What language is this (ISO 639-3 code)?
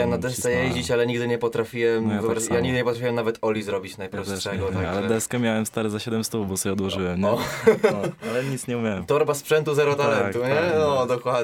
pol